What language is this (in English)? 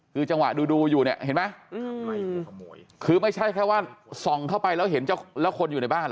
Thai